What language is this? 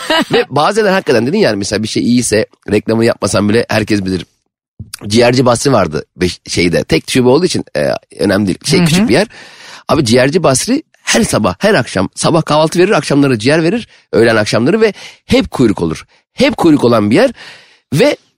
Turkish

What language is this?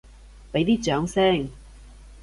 Cantonese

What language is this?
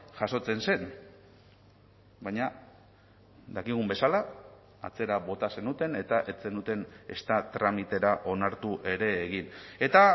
Basque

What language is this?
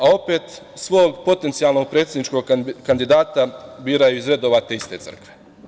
Serbian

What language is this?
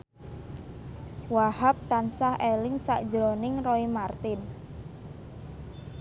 Javanese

